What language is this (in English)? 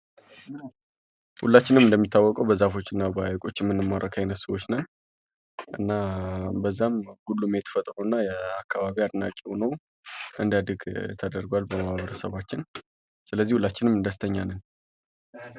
Amharic